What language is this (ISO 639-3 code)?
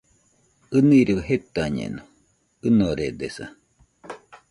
hux